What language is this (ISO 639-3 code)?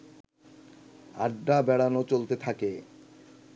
ben